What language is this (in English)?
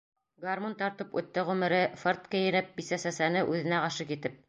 Bashkir